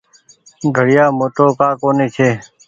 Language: Goaria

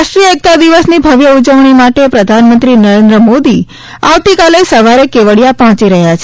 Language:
Gujarati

